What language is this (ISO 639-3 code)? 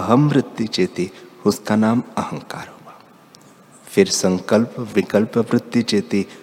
hin